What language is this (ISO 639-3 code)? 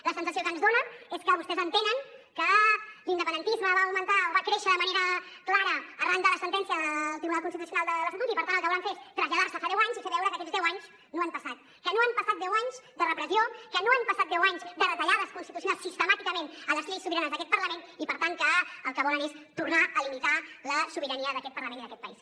cat